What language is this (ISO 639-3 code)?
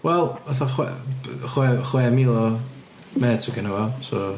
cym